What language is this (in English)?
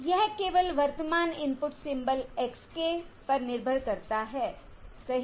Hindi